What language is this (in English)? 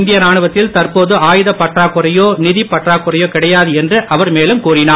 Tamil